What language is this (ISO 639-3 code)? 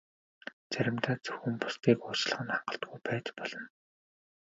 mon